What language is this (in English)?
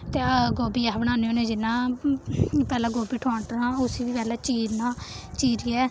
Dogri